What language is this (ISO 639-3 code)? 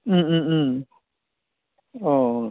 brx